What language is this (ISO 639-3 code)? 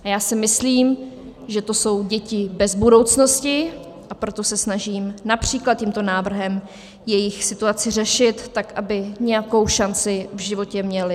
ces